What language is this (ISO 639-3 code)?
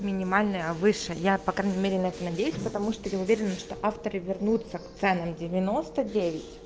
rus